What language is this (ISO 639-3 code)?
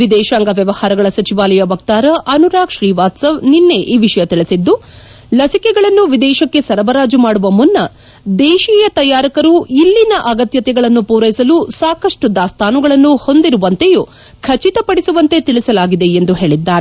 kan